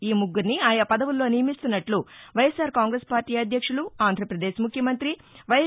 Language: Telugu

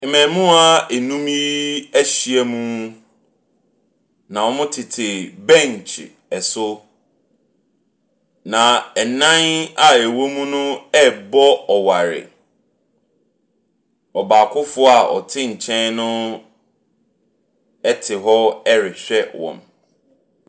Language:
Akan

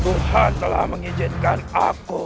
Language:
Indonesian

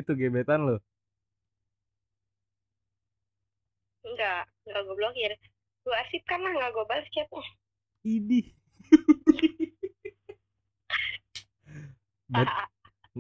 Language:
Indonesian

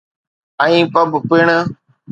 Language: Sindhi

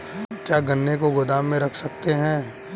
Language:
Hindi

